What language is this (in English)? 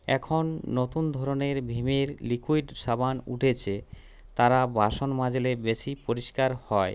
Bangla